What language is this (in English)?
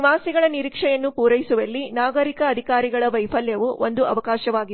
Kannada